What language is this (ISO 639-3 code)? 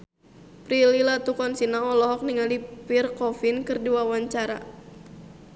sun